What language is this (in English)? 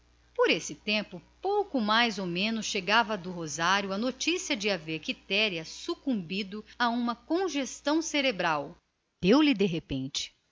Portuguese